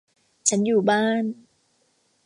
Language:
Thai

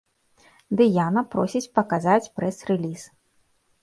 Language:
Belarusian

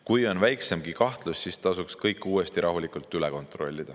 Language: Estonian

